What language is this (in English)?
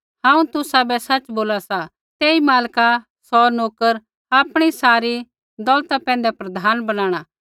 Kullu Pahari